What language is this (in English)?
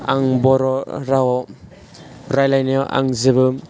Bodo